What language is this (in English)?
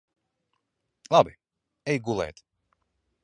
Latvian